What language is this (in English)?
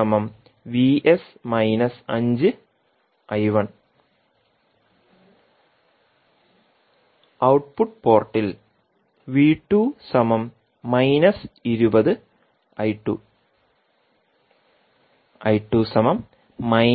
Malayalam